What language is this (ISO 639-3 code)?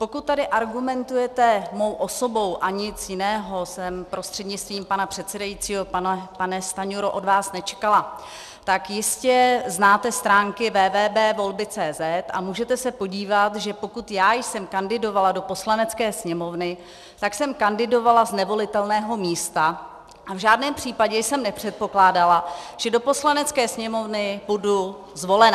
ces